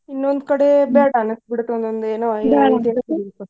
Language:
Kannada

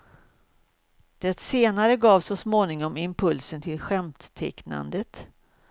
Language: Swedish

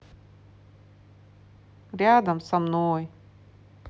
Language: Russian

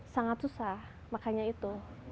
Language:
Indonesian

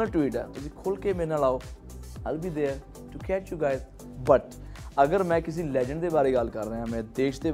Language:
Punjabi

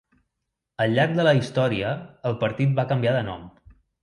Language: Catalan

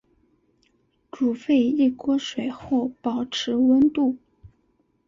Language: Chinese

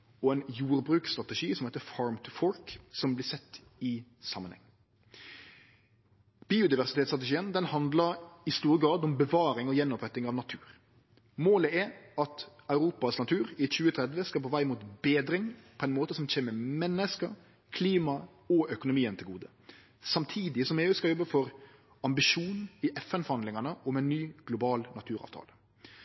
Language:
Norwegian Nynorsk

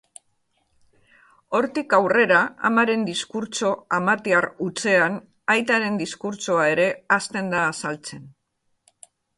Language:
Basque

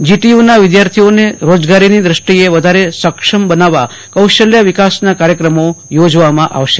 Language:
Gujarati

